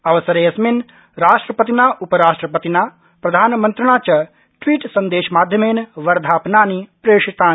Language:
Sanskrit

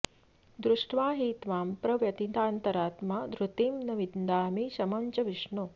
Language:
Sanskrit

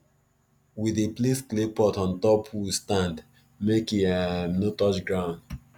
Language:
Nigerian Pidgin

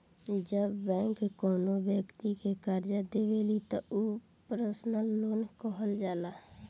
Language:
Bhojpuri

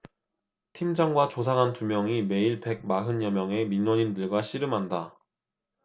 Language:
Korean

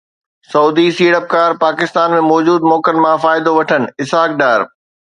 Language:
Sindhi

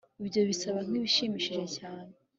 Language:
Kinyarwanda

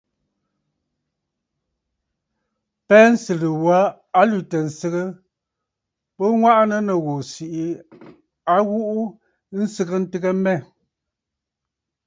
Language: Bafut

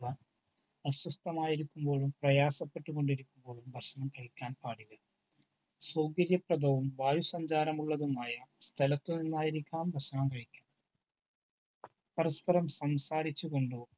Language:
Malayalam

